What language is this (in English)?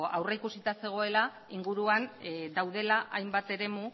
Basque